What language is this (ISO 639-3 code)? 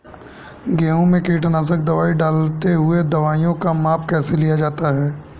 hin